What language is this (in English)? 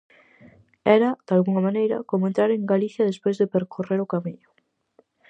Galician